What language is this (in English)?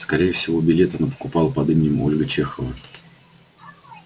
Russian